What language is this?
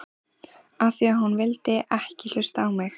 Icelandic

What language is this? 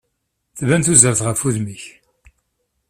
Kabyle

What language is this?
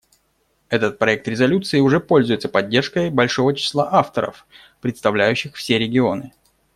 Russian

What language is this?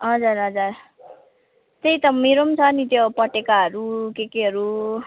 Nepali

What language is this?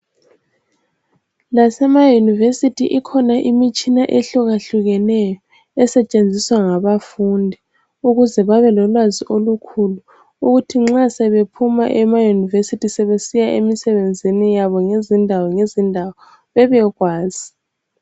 North Ndebele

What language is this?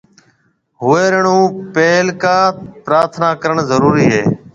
Marwari (Pakistan)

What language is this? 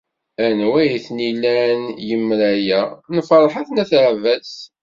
Kabyle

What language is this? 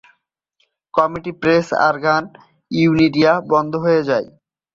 Bangla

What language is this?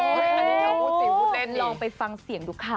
Thai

